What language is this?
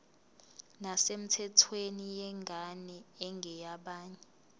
Zulu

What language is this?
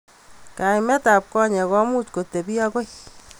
Kalenjin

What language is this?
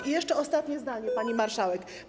Polish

